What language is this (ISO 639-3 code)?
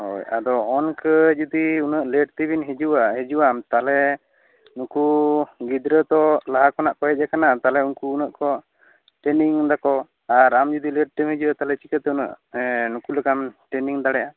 sat